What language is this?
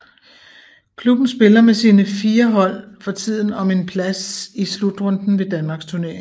Danish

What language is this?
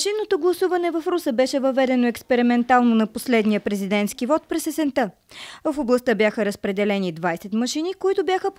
Bulgarian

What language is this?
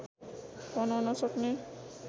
Nepali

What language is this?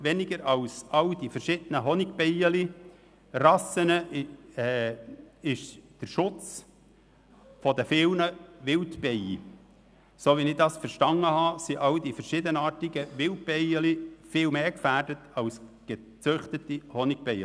Swiss German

